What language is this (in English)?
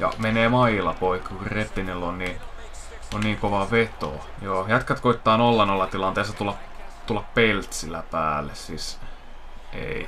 Finnish